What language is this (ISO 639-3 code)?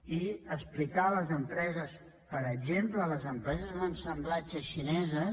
cat